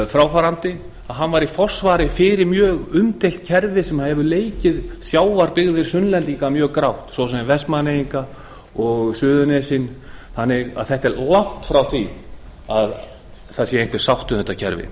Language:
Icelandic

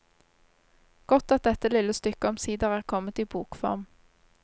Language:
Norwegian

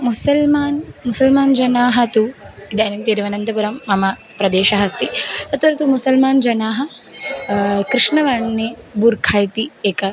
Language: Sanskrit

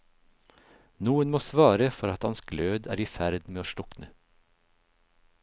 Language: Norwegian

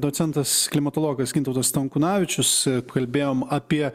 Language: Lithuanian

